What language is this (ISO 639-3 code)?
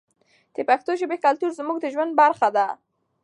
pus